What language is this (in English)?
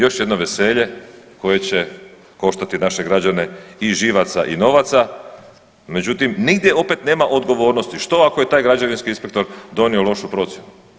Croatian